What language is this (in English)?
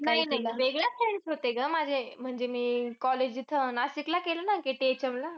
Marathi